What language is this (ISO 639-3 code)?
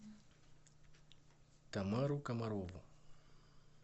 rus